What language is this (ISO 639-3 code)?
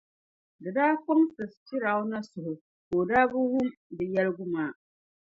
dag